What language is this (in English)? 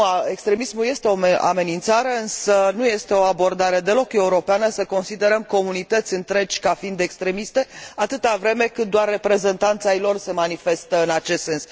Romanian